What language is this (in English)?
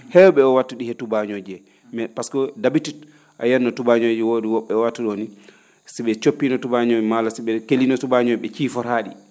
Fula